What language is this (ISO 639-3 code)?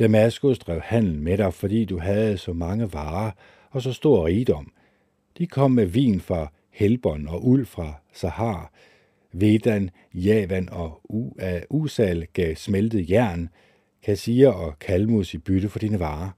dan